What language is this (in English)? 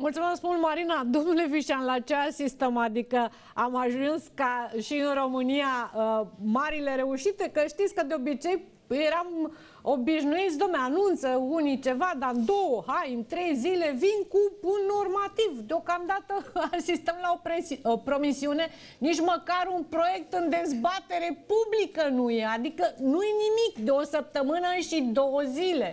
Romanian